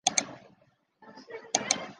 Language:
Chinese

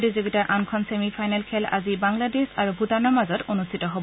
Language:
Assamese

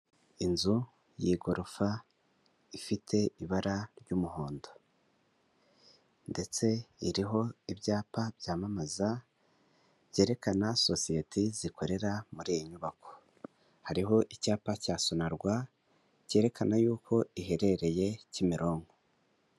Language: Kinyarwanda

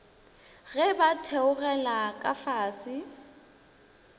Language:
Northern Sotho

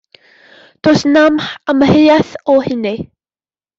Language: Welsh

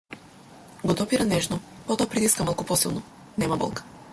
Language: Macedonian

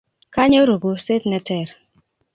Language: Kalenjin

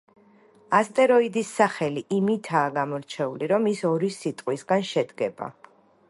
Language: Georgian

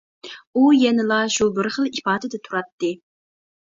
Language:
Uyghur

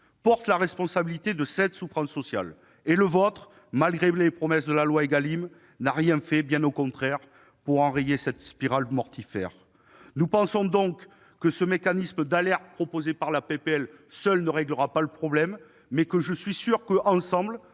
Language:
French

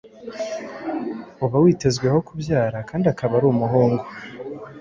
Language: Kinyarwanda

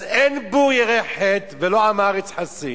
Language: Hebrew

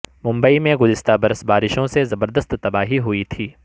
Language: Urdu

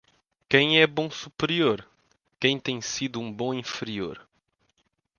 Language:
Portuguese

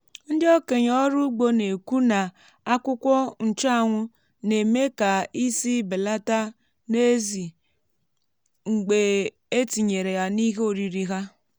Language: Igbo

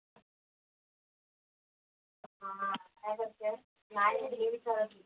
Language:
Marathi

